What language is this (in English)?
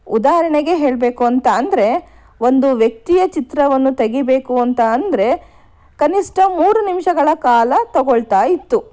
Kannada